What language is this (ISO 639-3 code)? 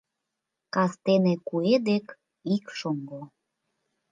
chm